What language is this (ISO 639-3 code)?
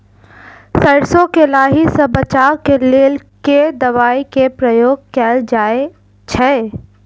mai